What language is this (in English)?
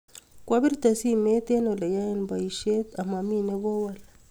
Kalenjin